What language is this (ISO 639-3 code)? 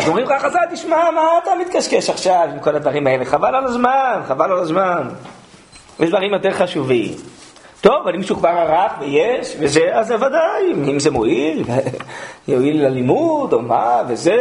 heb